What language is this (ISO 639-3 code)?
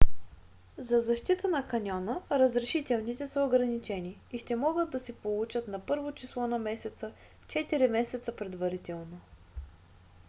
bul